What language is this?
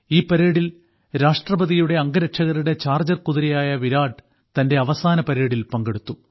Malayalam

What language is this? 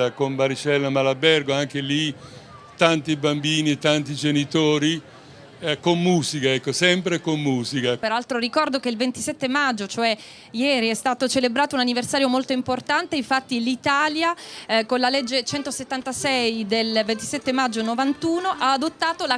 Italian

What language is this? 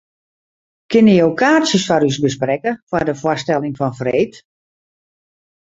Western Frisian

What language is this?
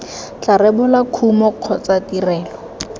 Tswana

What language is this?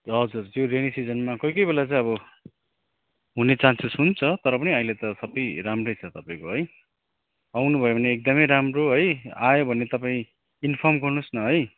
Nepali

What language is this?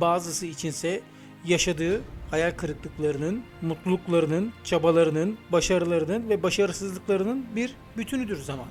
Turkish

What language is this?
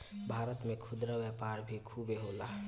Bhojpuri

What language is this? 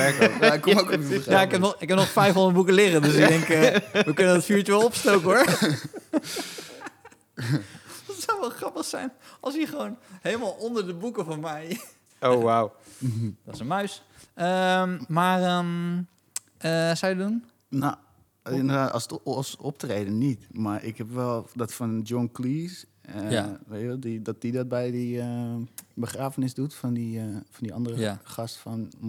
Dutch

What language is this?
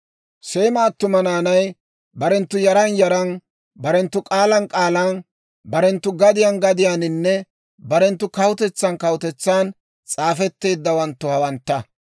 Dawro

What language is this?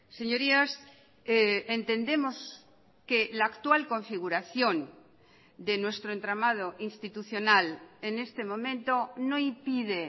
Spanish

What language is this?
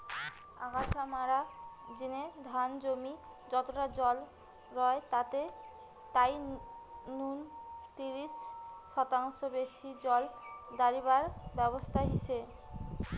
Bangla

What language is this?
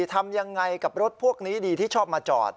Thai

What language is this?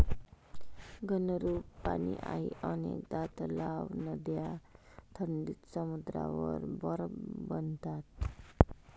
Marathi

